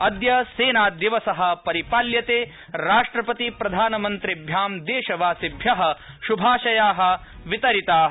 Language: Sanskrit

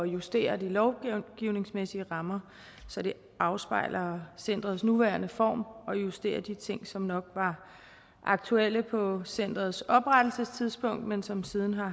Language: Danish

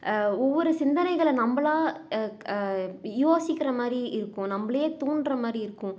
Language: Tamil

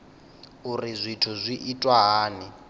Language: Venda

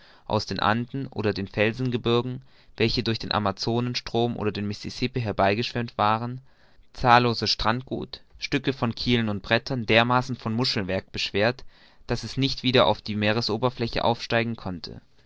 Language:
German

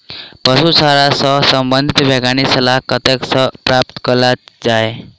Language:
Maithili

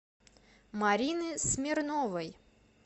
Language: Russian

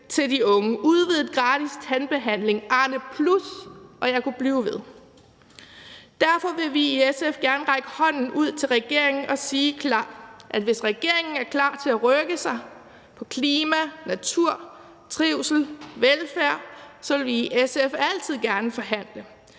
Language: Danish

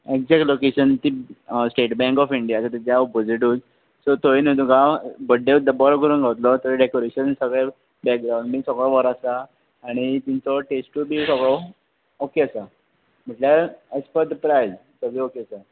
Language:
Konkani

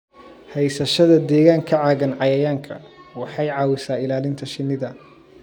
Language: Somali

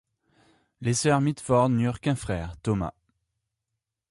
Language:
French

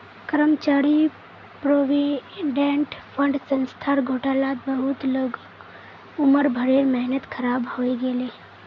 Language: Magahi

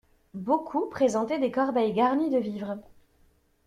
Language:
French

